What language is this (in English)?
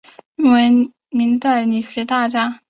Chinese